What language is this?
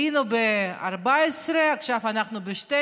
Hebrew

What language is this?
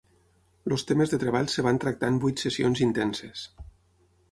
Catalan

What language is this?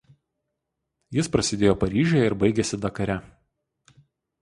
Lithuanian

